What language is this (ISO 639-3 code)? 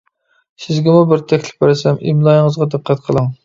uig